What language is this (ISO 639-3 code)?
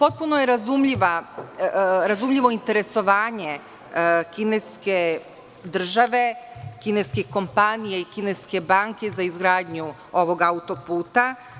srp